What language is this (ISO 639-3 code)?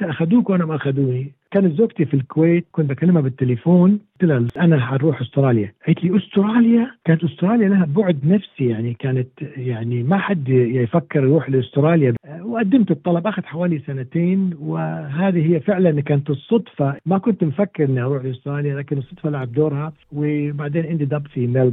ara